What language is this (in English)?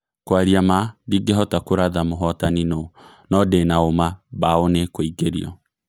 Kikuyu